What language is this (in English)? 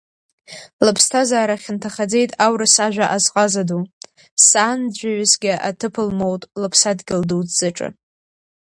Abkhazian